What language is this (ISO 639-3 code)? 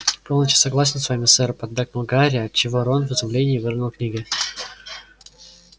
rus